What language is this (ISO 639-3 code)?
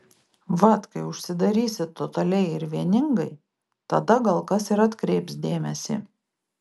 lit